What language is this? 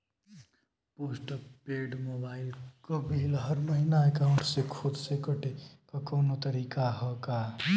Bhojpuri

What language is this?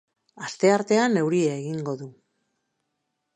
Basque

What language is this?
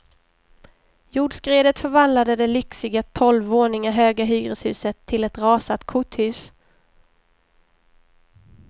Swedish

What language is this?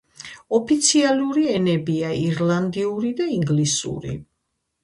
Georgian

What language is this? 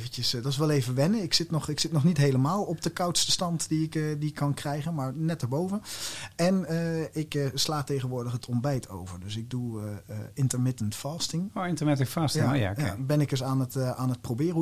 Dutch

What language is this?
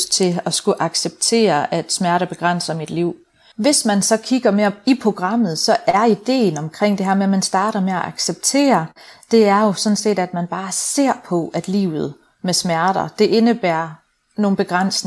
Danish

